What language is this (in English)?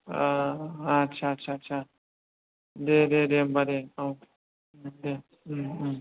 Bodo